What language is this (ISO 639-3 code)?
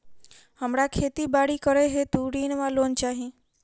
mai